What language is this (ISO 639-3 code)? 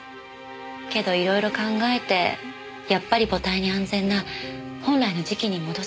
jpn